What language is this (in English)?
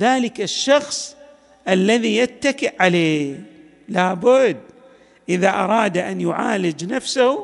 Arabic